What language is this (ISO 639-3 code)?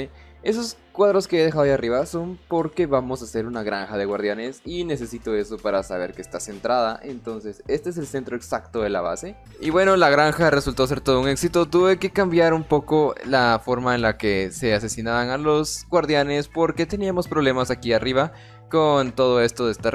spa